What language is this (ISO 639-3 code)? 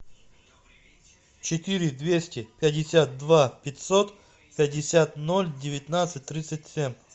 rus